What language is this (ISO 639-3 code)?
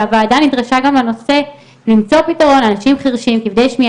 heb